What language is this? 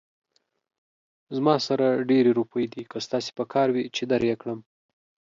Pashto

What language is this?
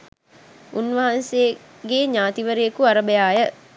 Sinhala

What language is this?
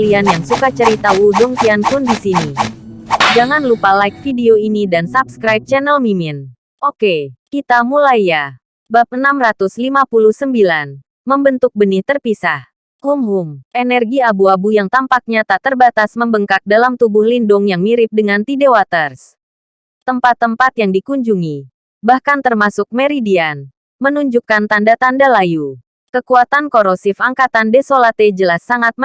Indonesian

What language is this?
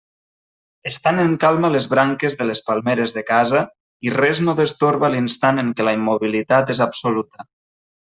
Catalan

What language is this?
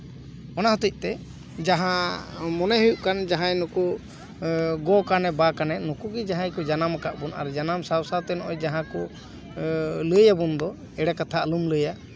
Santali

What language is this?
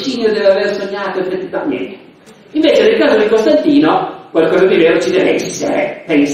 Italian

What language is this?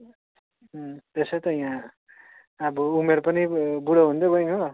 Nepali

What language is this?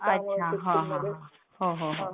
Marathi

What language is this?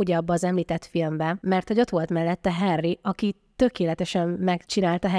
Hungarian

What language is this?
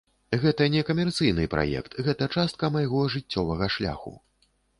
Belarusian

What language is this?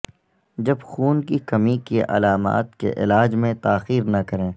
Urdu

